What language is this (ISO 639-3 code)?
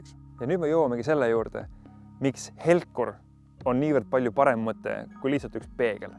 est